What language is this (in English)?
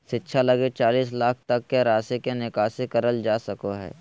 Magahi